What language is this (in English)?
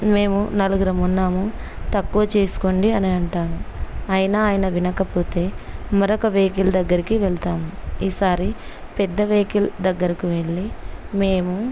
Telugu